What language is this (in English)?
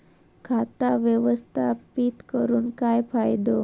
Marathi